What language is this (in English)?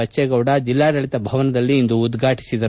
Kannada